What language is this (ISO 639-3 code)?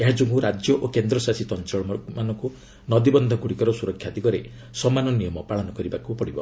ori